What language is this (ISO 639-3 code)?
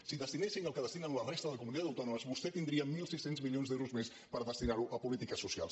cat